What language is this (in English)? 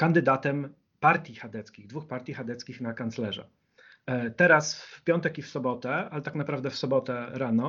Polish